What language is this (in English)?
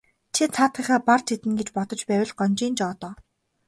Mongolian